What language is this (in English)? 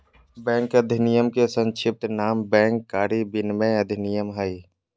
Magahi